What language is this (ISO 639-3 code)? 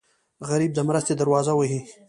pus